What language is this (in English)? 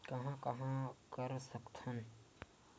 Chhattisgarhi